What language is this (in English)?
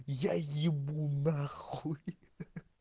Russian